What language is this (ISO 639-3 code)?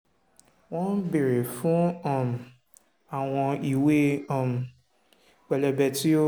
yor